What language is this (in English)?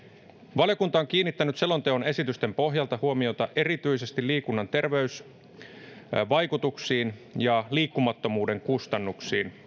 Finnish